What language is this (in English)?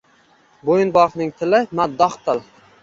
Uzbek